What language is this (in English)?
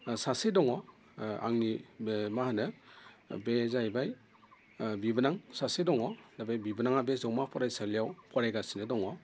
Bodo